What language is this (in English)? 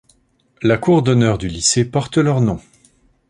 French